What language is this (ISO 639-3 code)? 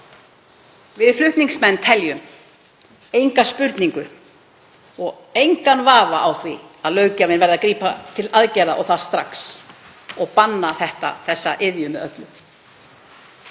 isl